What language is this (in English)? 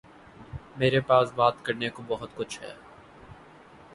Urdu